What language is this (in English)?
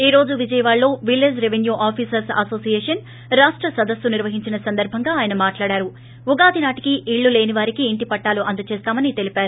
Telugu